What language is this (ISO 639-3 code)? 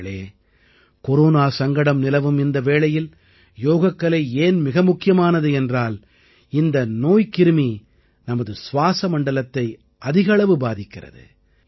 tam